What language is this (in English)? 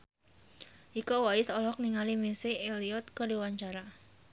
Sundanese